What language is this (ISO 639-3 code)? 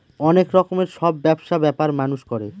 ben